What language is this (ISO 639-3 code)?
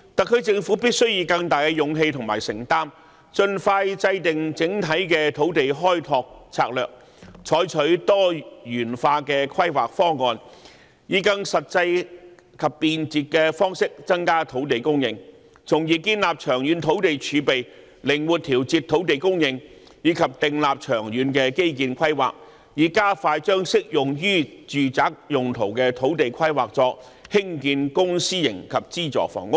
yue